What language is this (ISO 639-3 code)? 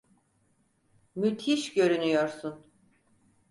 tur